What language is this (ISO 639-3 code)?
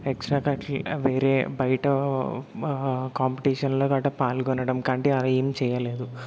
tel